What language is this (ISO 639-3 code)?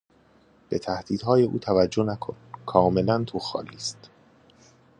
fas